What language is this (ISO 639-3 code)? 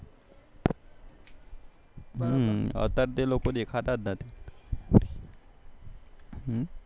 guj